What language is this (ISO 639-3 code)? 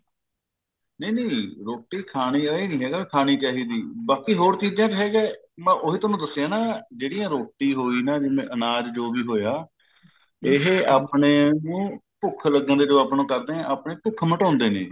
pan